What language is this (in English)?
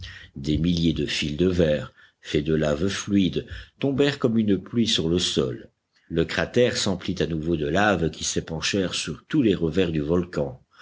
French